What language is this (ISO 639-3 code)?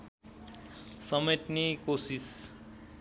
nep